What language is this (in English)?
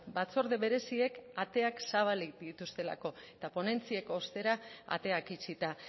Basque